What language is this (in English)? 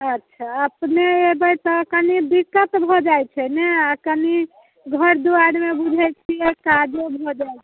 Maithili